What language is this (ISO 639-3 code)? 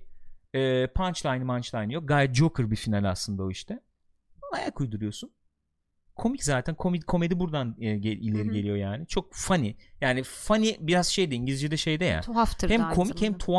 tur